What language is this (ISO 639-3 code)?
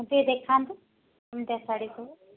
ori